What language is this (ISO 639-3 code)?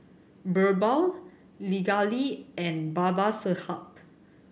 eng